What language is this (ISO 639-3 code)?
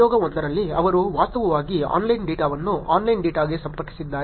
kan